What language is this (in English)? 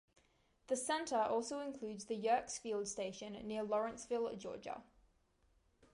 English